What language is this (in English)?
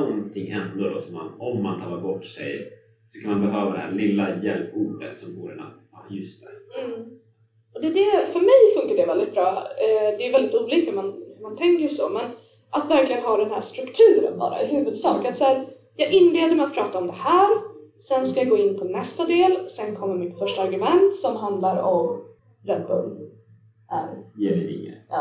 Swedish